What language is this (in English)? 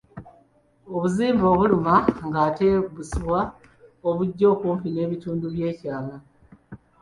Ganda